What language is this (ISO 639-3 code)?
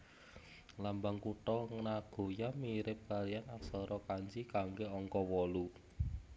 jav